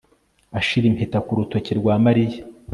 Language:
Kinyarwanda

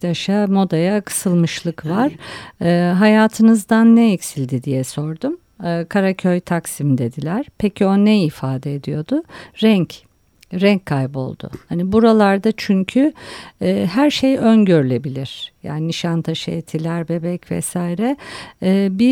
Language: Turkish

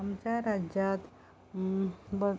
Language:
Konkani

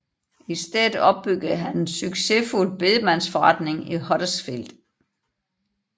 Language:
Danish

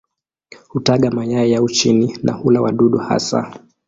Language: Swahili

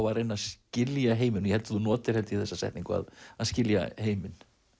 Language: Icelandic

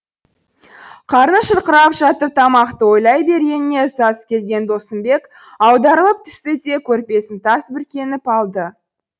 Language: Kazakh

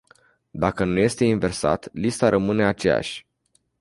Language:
Romanian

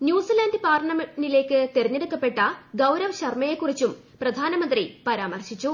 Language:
Malayalam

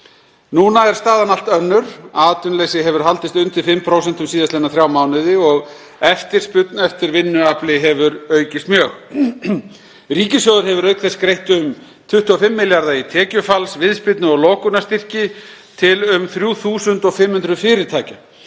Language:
Icelandic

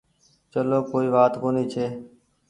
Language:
Goaria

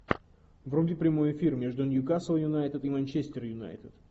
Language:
Russian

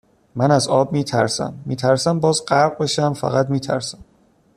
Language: Persian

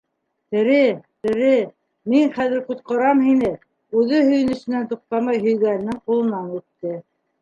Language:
Bashkir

